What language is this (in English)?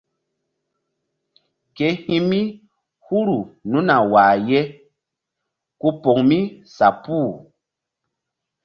Mbum